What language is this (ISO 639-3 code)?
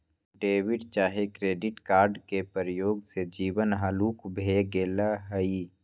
mag